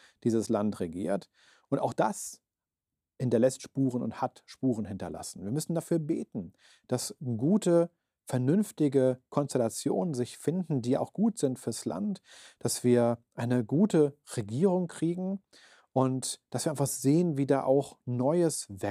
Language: German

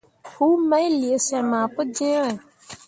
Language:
Mundang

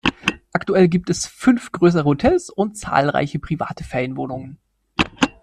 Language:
German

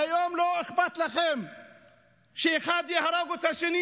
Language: Hebrew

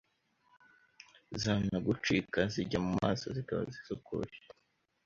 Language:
Kinyarwanda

